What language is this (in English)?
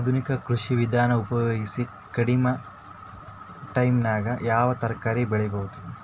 Kannada